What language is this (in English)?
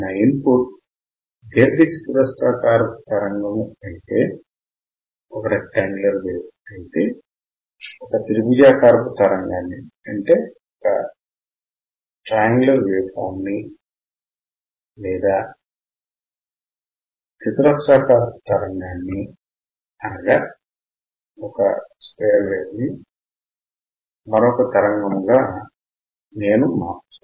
Telugu